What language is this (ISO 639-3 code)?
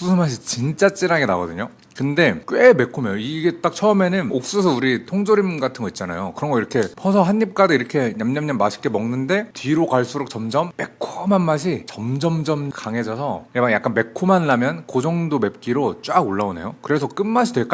kor